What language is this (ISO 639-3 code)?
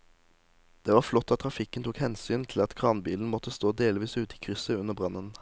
nor